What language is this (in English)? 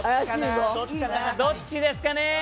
Japanese